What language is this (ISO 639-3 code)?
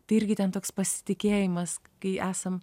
lit